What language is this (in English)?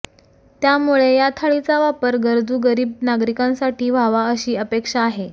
Marathi